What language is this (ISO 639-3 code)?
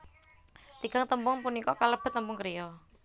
jav